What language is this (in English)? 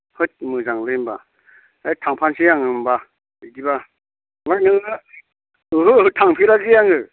Bodo